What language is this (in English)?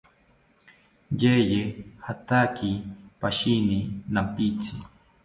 South Ucayali Ashéninka